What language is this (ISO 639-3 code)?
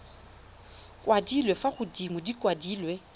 tsn